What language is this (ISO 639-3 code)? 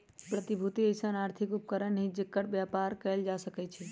mag